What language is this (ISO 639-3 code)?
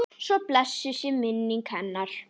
isl